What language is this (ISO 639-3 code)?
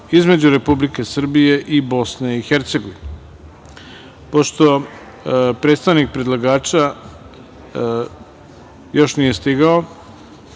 srp